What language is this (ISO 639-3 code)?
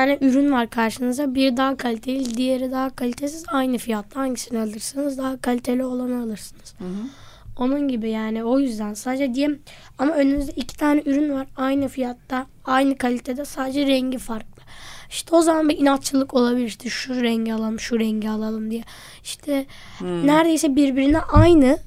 tur